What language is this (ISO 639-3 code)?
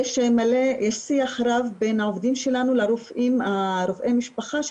heb